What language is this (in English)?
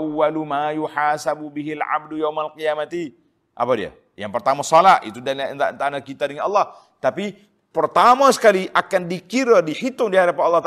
Malay